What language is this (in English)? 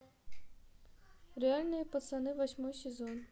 Russian